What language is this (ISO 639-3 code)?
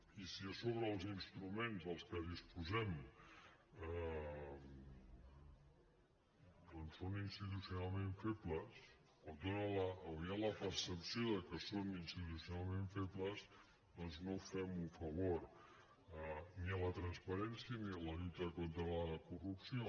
cat